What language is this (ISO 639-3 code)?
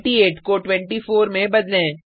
hin